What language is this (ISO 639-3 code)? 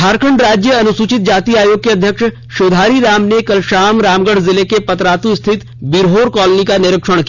hin